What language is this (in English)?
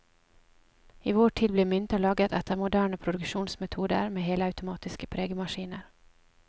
Norwegian